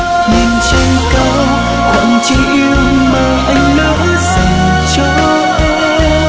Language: Vietnamese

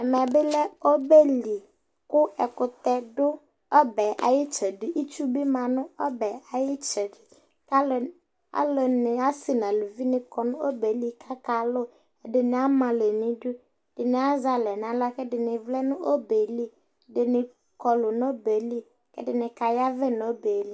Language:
Ikposo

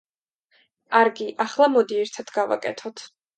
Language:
Georgian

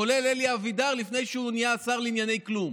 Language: Hebrew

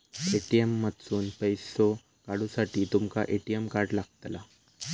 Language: Marathi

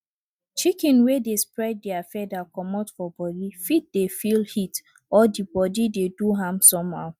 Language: Nigerian Pidgin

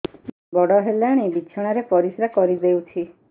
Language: Odia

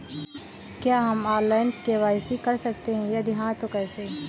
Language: Hindi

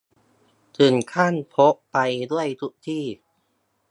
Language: Thai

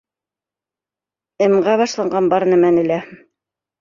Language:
Bashkir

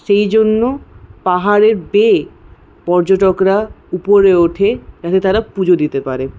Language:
Bangla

